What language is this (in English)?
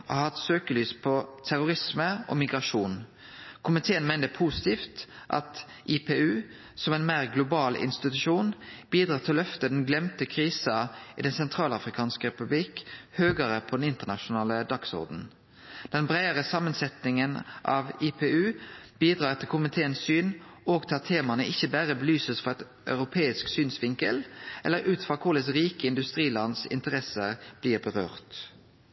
Norwegian Nynorsk